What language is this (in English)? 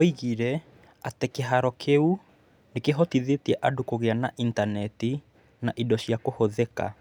Kikuyu